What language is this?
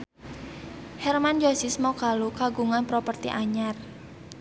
Sundanese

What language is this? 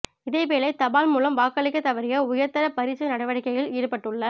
Tamil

